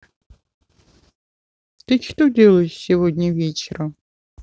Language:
Russian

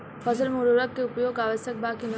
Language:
Bhojpuri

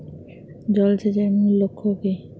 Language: Bangla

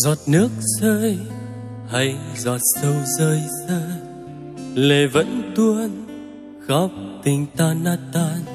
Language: Vietnamese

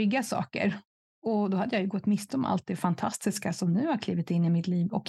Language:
Swedish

